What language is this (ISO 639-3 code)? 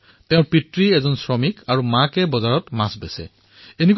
asm